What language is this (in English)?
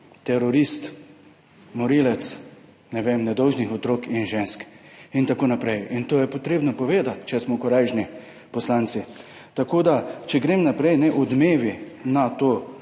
Slovenian